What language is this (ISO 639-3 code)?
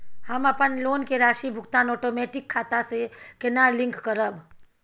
mai